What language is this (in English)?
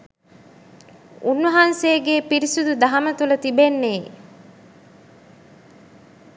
Sinhala